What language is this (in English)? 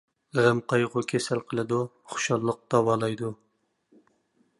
Uyghur